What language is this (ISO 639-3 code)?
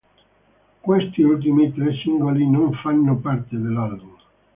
ita